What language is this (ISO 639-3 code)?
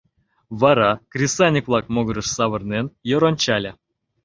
chm